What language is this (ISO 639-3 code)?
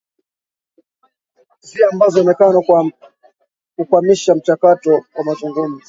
swa